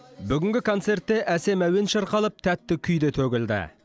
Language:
Kazakh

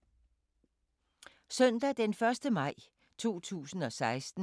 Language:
Danish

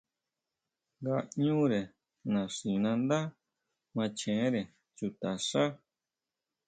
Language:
Huautla Mazatec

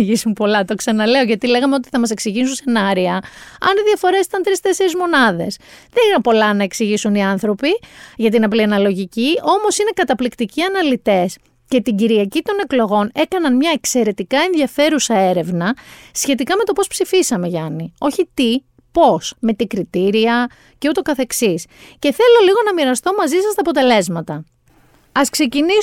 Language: Greek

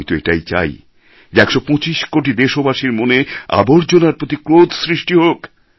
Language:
Bangla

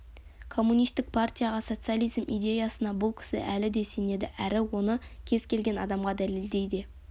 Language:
Kazakh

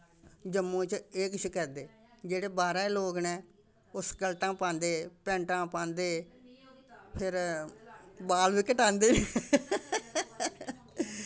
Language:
Dogri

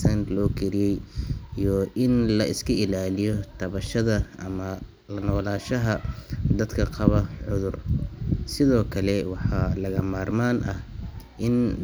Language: Somali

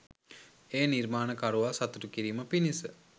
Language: Sinhala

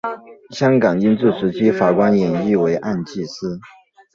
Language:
Chinese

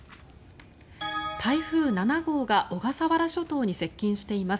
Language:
Japanese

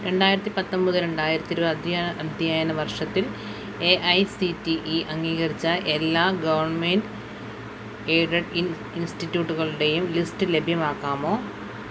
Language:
Malayalam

